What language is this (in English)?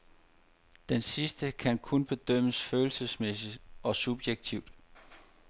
Danish